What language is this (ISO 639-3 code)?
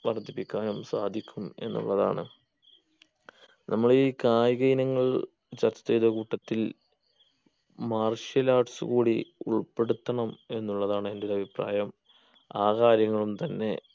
mal